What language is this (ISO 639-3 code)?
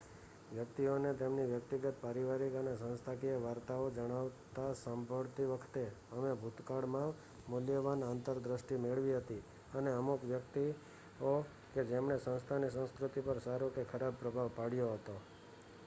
guj